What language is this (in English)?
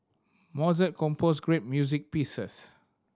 English